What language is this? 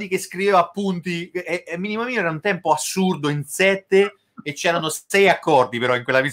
Italian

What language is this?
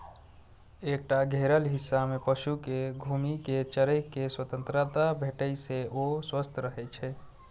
Maithili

